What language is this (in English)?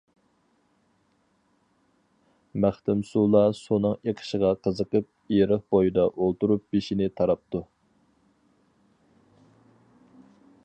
Uyghur